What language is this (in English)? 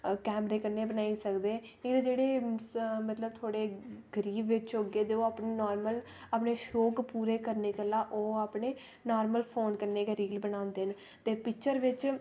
Dogri